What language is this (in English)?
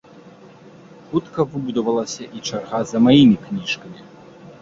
Belarusian